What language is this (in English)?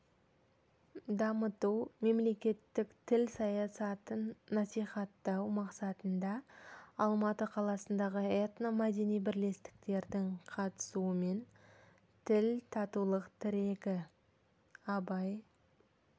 Kazakh